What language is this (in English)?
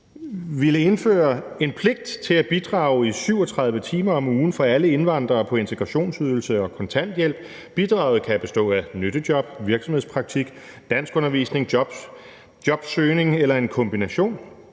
Danish